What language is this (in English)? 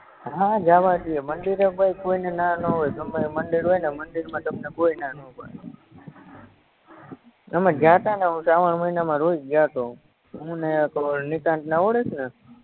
Gujarati